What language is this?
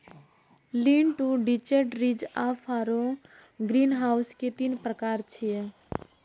Maithili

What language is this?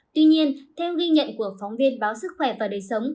Vietnamese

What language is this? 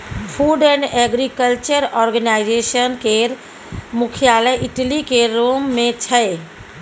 Maithili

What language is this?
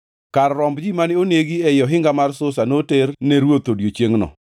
Luo (Kenya and Tanzania)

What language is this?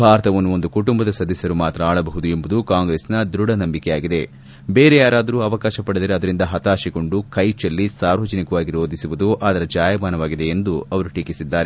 Kannada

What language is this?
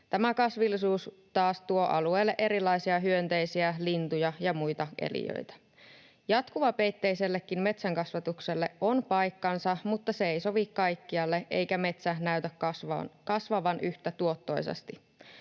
Finnish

